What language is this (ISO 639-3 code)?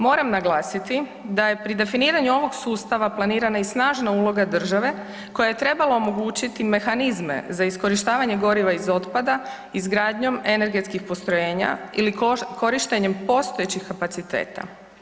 hrv